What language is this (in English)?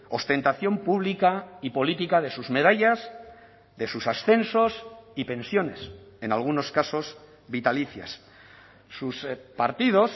Spanish